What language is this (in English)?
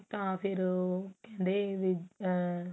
Punjabi